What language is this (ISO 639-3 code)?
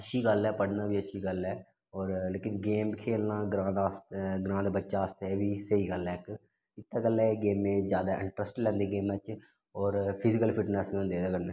doi